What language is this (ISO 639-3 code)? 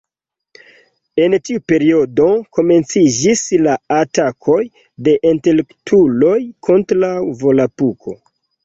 epo